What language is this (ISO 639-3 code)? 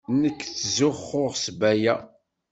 kab